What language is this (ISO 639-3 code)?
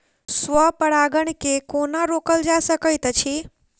mai